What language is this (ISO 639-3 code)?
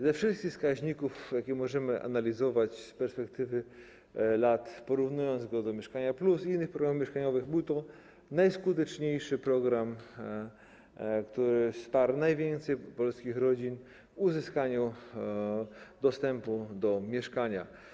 pol